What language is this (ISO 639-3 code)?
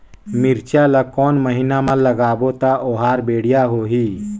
hne